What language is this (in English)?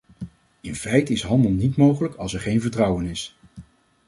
Dutch